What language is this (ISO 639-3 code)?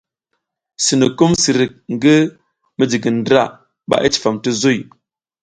giz